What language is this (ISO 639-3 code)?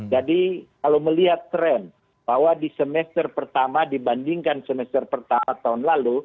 ind